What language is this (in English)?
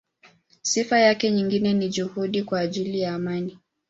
Swahili